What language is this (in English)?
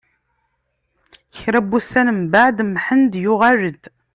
Kabyle